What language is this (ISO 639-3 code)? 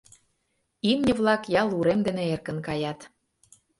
chm